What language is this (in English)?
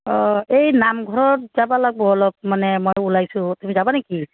Assamese